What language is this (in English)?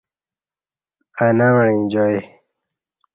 Kati